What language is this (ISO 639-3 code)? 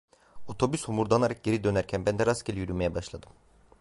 tur